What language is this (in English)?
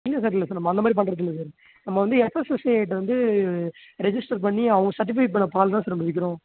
Tamil